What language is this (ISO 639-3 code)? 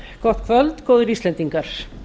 isl